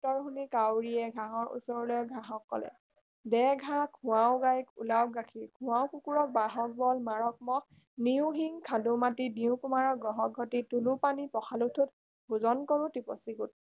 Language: Assamese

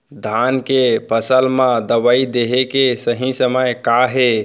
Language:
Chhattisgarhi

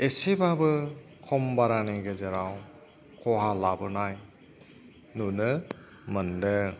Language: Bodo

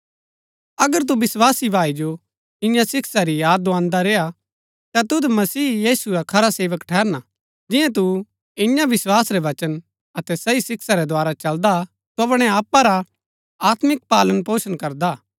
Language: Gaddi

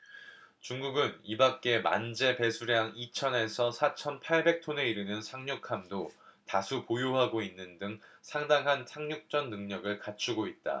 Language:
Korean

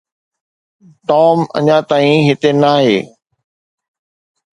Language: Sindhi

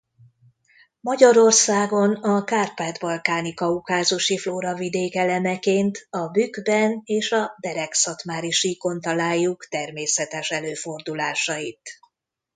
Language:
Hungarian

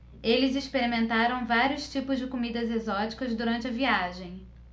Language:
Portuguese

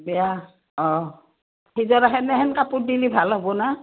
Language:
Assamese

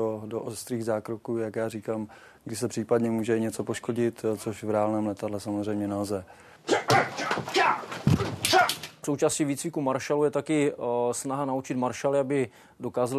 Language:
Czech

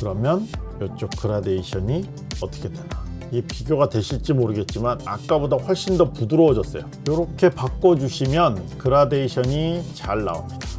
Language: Korean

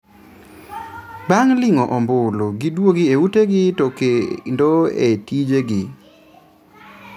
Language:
Luo (Kenya and Tanzania)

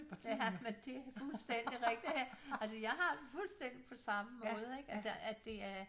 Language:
Danish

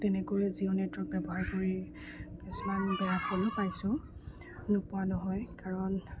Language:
Assamese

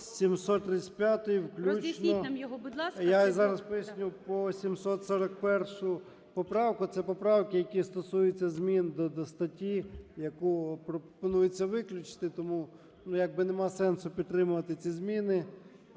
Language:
Ukrainian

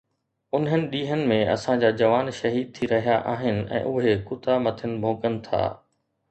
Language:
Sindhi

